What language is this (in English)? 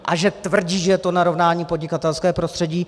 Czech